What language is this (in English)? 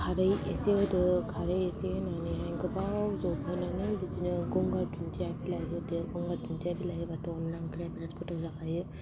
Bodo